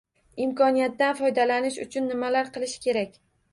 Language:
Uzbek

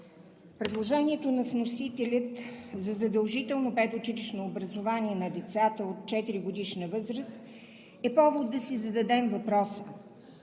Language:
Bulgarian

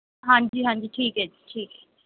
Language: Punjabi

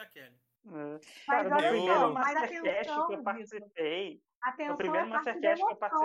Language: Portuguese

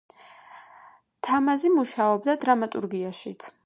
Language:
Georgian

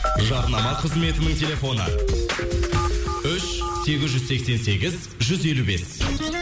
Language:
Kazakh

